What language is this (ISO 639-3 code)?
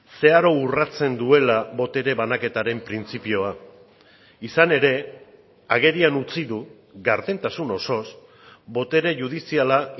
eus